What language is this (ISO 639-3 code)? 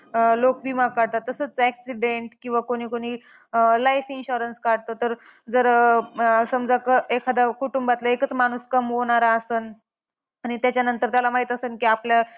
mar